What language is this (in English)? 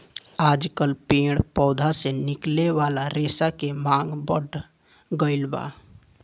Bhojpuri